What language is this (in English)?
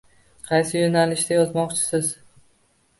Uzbek